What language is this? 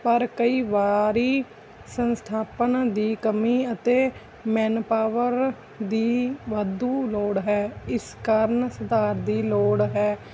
Punjabi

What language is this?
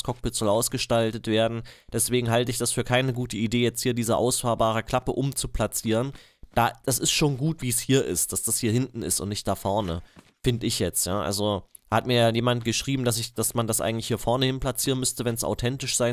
German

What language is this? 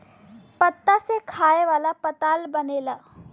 Bhojpuri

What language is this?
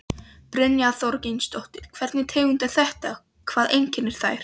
Icelandic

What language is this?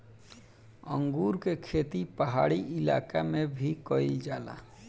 Bhojpuri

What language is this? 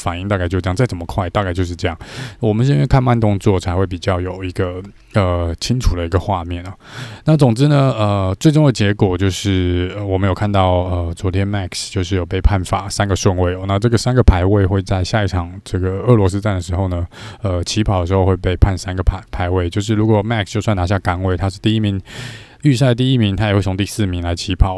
Chinese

